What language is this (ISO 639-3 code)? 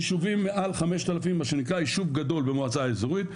heb